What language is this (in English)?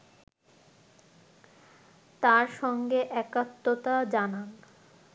Bangla